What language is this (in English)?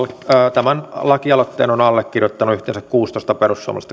Finnish